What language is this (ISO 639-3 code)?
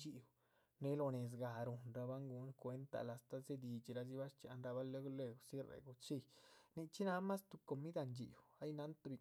zpv